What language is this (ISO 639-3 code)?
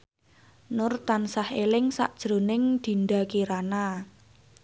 jav